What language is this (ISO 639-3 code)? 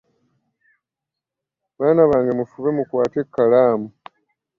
lug